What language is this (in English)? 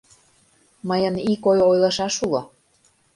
Mari